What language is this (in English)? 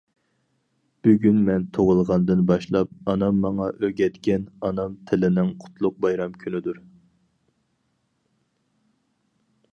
Uyghur